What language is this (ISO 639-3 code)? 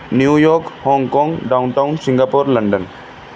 pan